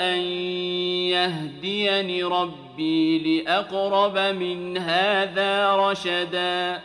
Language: Arabic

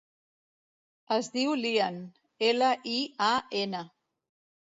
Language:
Catalan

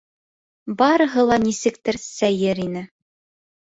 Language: Bashkir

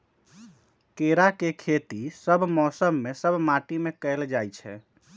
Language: Magahi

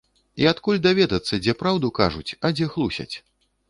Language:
Belarusian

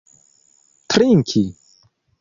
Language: Esperanto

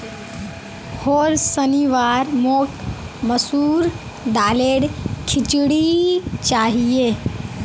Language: Magahi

